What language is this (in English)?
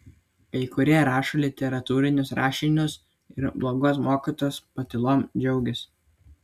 Lithuanian